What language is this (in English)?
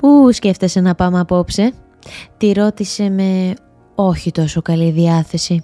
Greek